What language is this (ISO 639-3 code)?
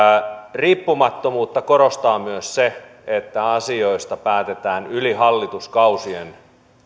fin